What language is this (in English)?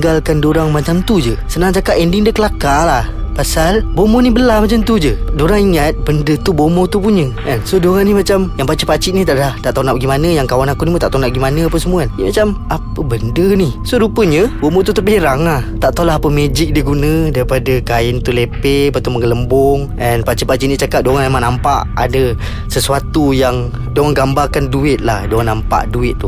Malay